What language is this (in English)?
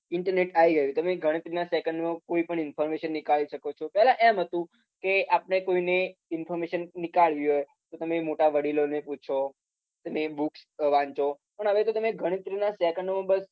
Gujarati